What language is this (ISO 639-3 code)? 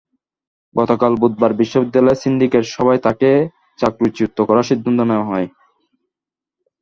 ben